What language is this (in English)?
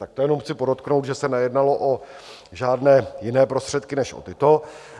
Czech